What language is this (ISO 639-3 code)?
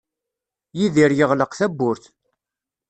kab